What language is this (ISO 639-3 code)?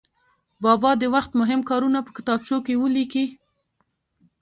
pus